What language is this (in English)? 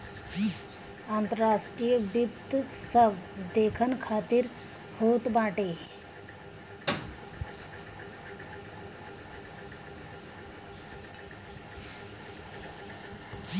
Bhojpuri